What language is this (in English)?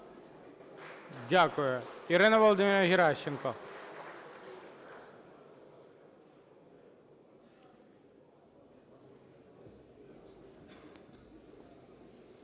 Ukrainian